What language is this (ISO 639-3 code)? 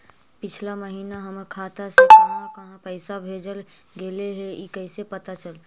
mag